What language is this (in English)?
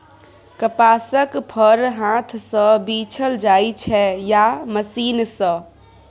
Maithili